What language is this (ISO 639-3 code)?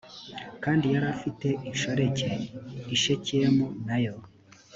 kin